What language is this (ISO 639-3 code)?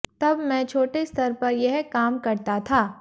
hin